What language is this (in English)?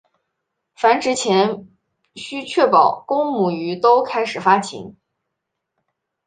Chinese